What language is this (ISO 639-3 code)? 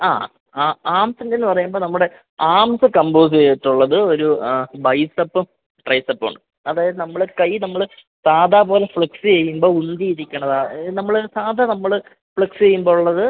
mal